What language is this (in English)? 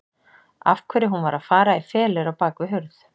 Icelandic